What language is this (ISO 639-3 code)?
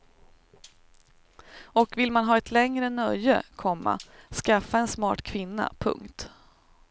swe